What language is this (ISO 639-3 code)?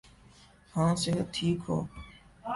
urd